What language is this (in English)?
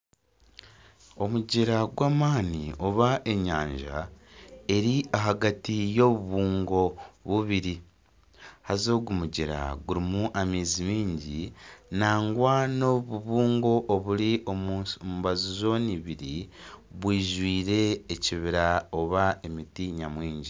Nyankole